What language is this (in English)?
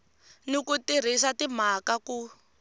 Tsonga